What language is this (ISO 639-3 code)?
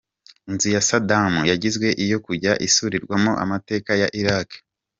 kin